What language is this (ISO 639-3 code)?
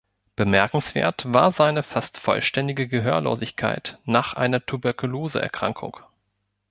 deu